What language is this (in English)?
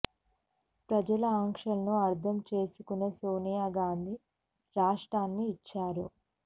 Telugu